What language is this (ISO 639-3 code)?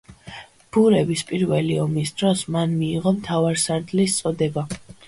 kat